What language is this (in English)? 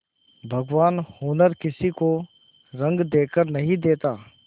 Hindi